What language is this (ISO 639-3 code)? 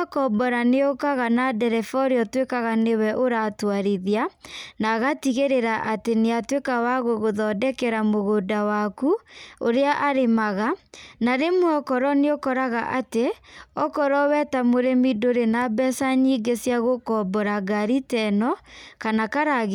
kik